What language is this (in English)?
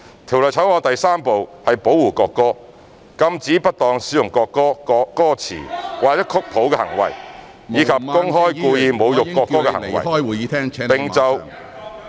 Cantonese